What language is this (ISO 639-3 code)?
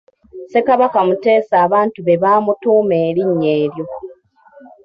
lug